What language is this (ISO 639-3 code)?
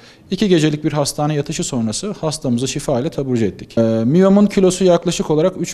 tur